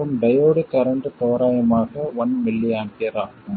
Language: Tamil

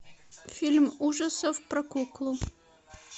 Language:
Russian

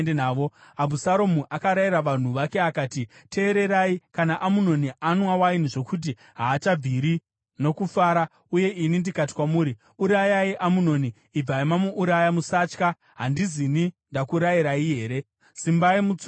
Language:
Shona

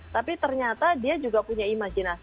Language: Indonesian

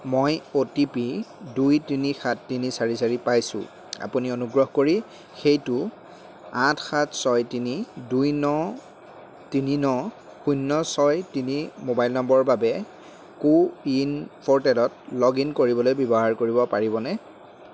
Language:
Assamese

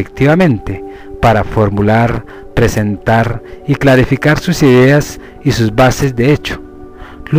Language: Spanish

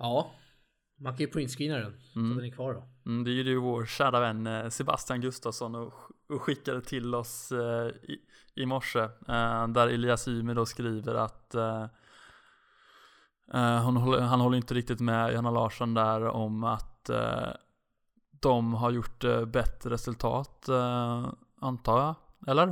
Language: Swedish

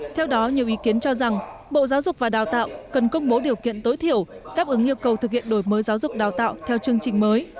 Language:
Vietnamese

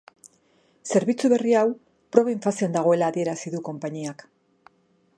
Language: Basque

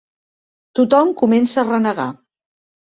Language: Catalan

